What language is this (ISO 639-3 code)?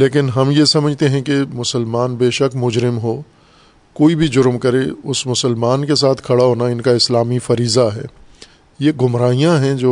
urd